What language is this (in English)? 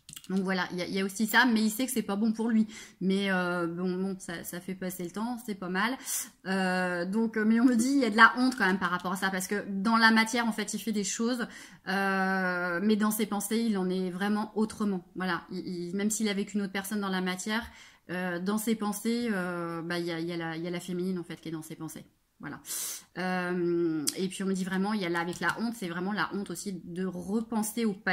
French